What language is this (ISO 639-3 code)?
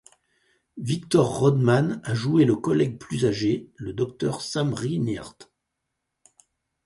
fra